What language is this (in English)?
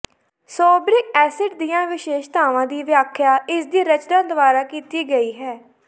Punjabi